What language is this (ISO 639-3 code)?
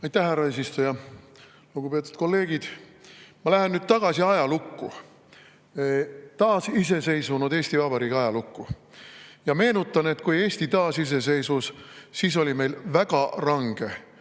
est